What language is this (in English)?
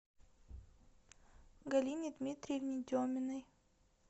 Russian